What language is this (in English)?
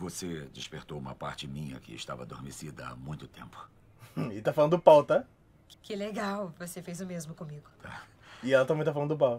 Portuguese